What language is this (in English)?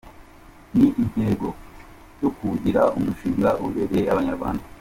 Kinyarwanda